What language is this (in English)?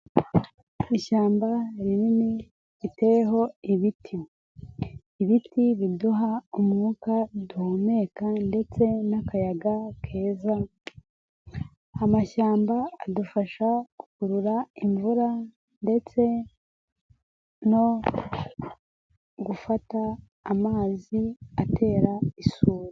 Kinyarwanda